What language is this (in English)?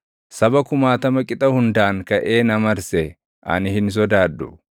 Oromo